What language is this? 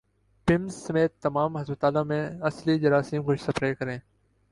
Urdu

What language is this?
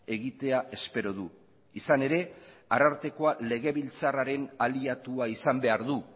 Basque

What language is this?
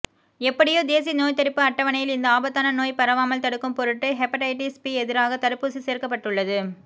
Tamil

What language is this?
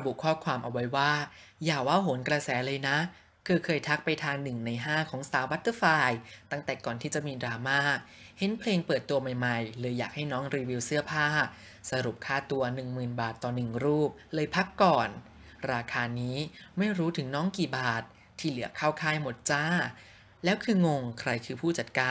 Thai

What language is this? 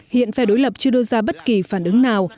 Vietnamese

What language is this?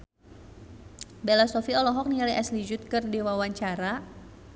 Sundanese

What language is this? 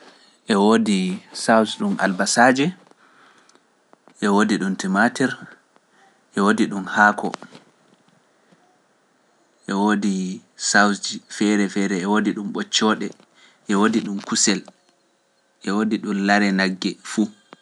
Pular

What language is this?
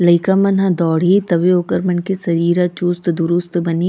Chhattisgarhi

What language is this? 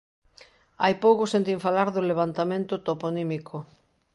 Galician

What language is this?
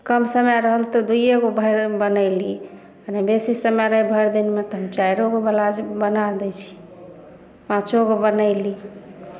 Maithili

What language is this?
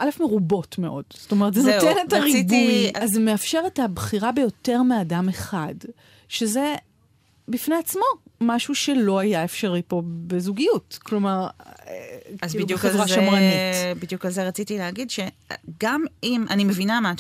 Hebrew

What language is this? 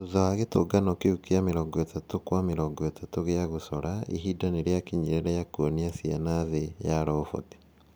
Kikuyu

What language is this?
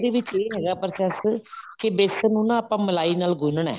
Punjabi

